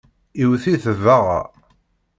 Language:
Kabyle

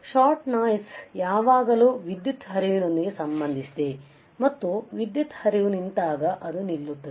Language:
Kannada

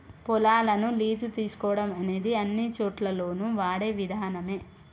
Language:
Telugu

